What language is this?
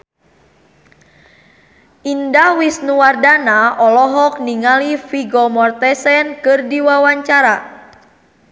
Sundanese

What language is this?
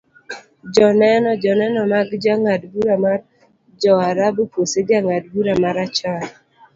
Luo (Kenya and Tanzania)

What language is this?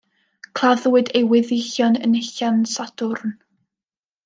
Welsh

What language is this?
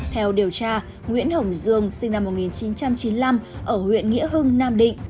Vietnamese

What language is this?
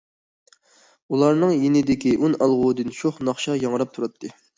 Uyghur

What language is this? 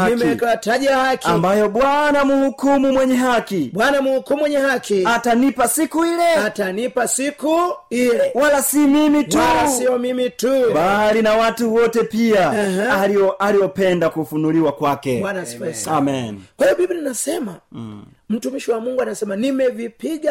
Swahili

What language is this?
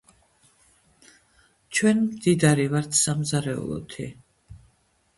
Georgian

